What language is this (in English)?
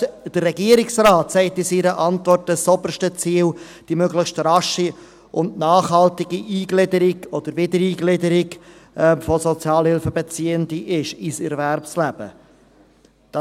Swiss German